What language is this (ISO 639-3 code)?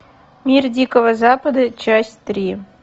rus